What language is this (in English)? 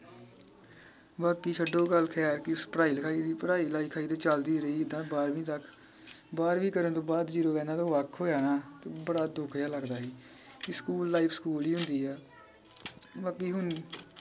Punjabi